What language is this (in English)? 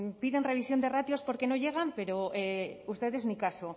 Spanish